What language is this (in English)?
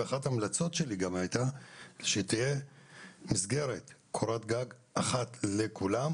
Hebrew